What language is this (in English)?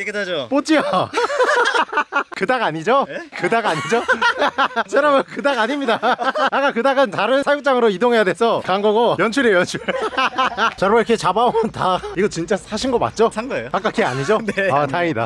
Korean